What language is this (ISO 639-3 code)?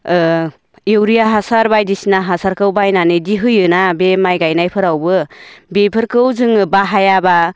brx